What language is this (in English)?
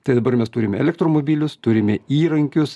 Lithuanian